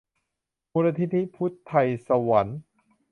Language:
Thai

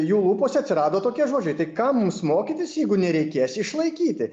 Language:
Lithuanian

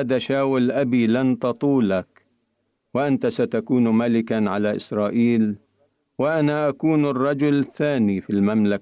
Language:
Arabic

